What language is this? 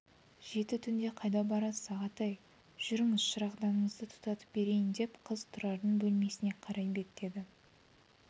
Kazakh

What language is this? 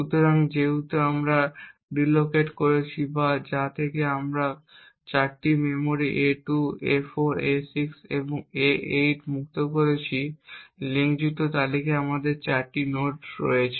Bangla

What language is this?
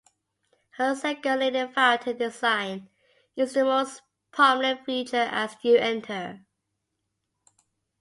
English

